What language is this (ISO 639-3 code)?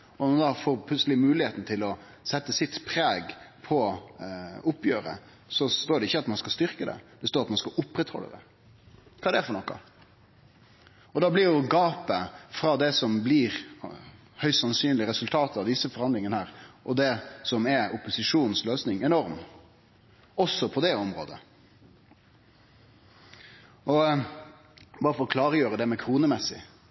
nno